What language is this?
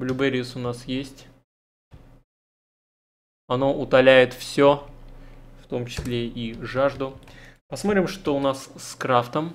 Russian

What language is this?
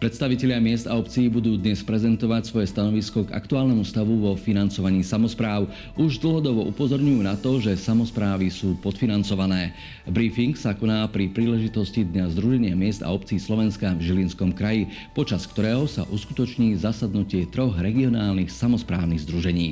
Slovak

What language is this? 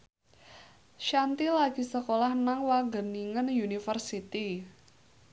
Javanese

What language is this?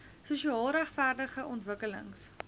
Afrikaans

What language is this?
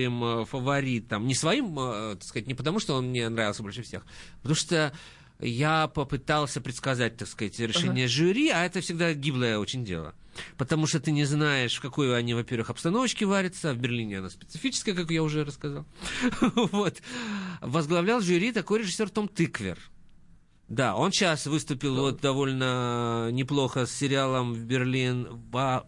Russian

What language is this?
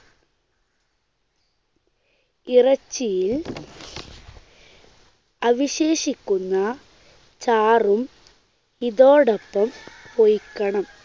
Malayalam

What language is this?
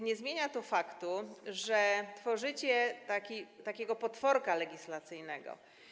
Polish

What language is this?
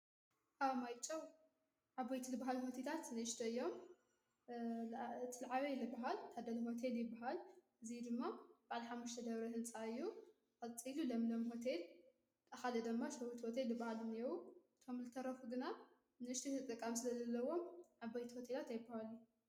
Tigrinya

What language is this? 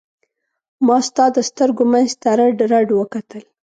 Pashto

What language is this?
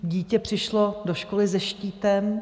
Czech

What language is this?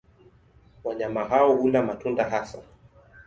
Swahili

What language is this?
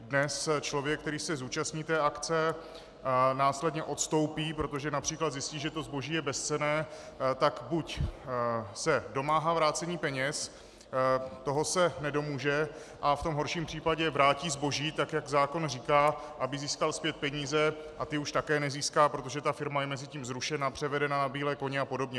Czech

